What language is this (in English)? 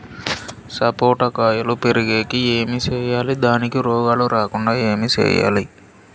Telugu